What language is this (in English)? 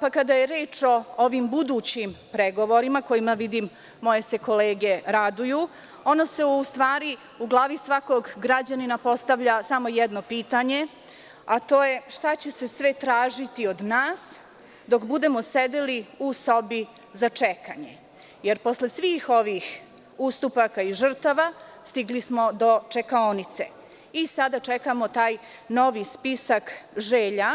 Serbian